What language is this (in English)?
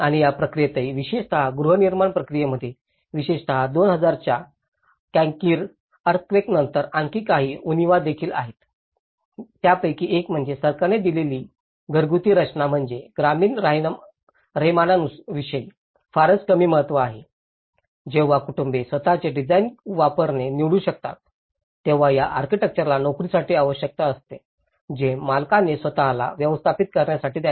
Marathi